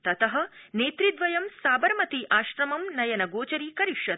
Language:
Sanskrit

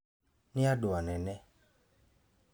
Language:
Kikuyu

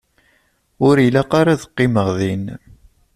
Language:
Kabyle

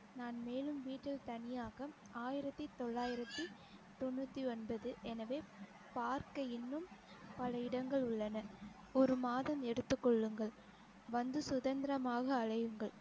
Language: Tamil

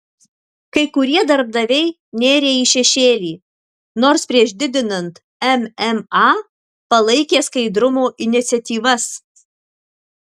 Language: Lithuanian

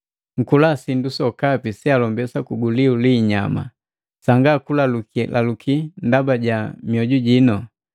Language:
Matengo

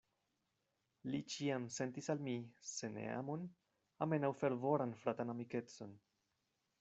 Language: Esperanto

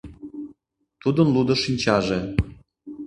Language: Mari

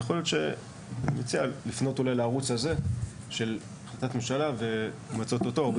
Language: Hebrew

